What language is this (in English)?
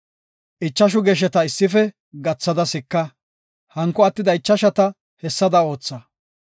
Gofa